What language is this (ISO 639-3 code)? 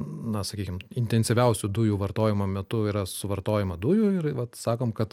lit